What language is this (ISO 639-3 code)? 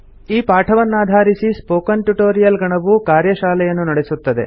kan